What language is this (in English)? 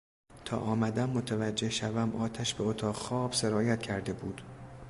Persian